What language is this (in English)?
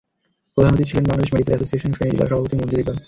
Bangla